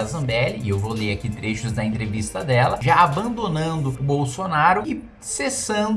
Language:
Portuguese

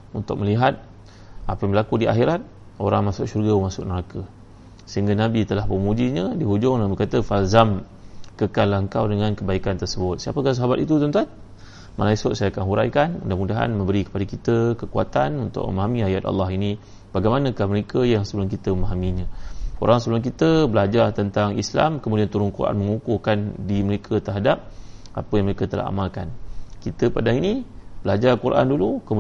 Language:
Malay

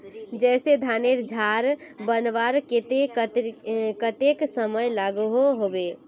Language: Magahi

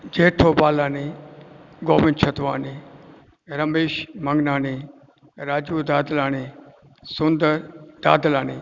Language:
Sindhi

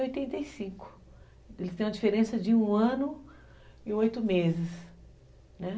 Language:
Portuguese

